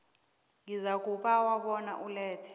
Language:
South Ndebele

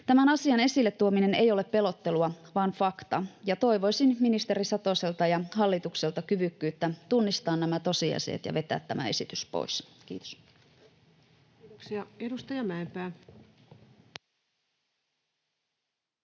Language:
Finnish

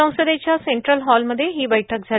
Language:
Marathi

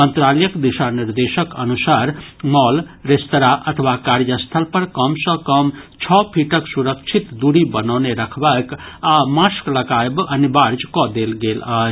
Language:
Maithili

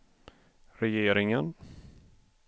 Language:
Swedish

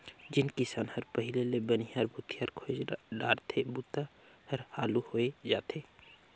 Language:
Chhattisgarhi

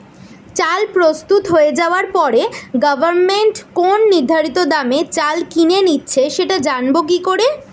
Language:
Bangla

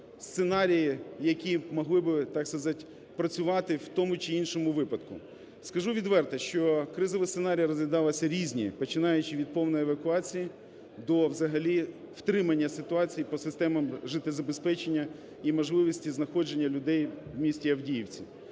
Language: Ukrainian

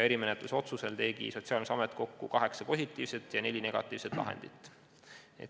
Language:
Estonian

